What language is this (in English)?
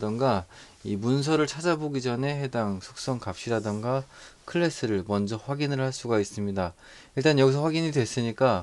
Korean